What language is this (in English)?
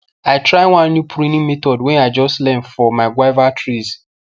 Nigerian Pidgin